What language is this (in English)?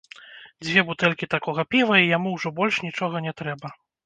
Belarusian